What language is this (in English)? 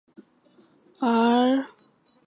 Chinese